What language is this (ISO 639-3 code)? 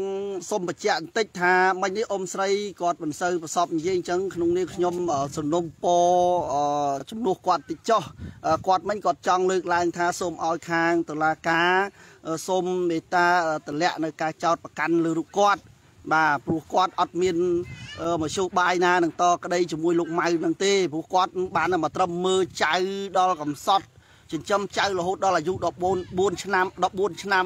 vie